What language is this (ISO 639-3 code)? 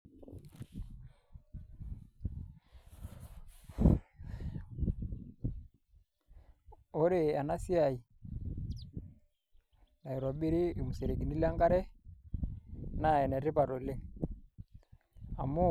mas